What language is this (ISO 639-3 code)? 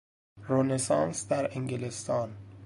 fas